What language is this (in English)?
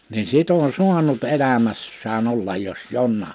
Finnish